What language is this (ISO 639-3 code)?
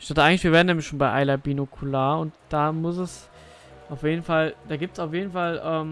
deu